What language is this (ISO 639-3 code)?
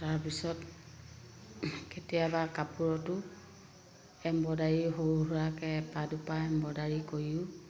asm